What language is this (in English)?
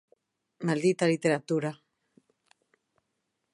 Galician